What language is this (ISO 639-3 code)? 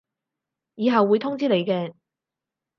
yue